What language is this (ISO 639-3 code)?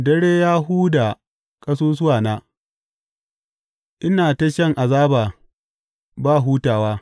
hau